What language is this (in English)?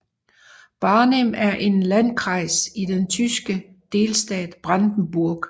Danish